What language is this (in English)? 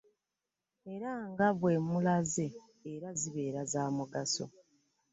Ganda